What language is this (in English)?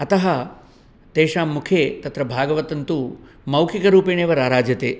Sanskrit